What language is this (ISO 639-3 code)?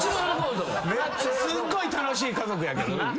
jpn